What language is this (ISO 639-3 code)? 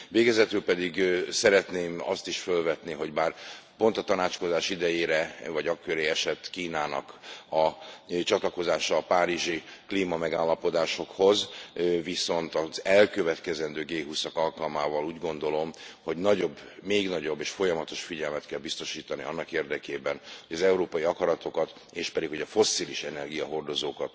hun